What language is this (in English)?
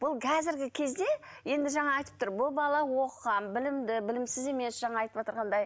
Kazakh